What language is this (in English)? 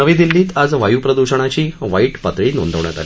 Marathi